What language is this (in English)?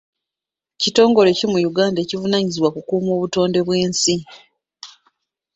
Ganda